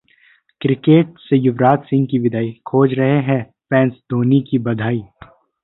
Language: Hindi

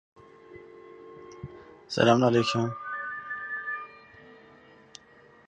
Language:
Kurdish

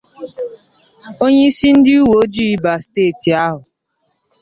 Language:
Igbo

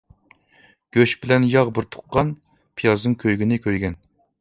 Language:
Uyghur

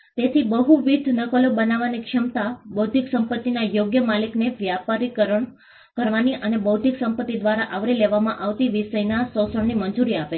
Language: Gujarati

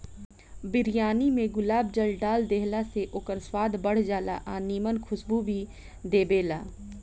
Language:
Bhojpuri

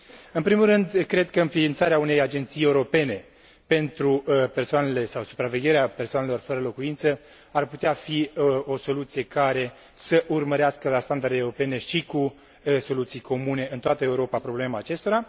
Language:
Romanian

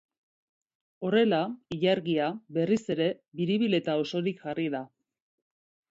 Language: Basque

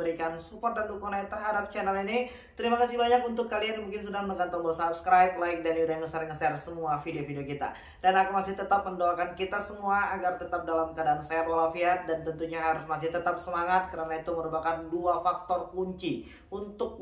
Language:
Indonesian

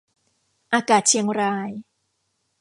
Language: Thai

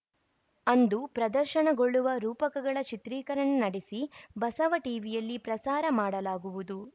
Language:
Kannada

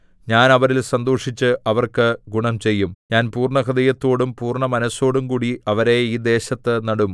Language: Malayalam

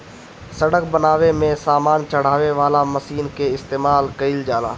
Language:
Bhojpuri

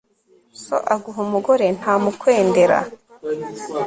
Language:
Kinyarwanda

